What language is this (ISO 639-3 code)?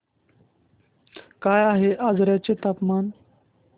mar